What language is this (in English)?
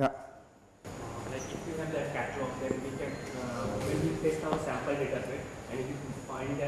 English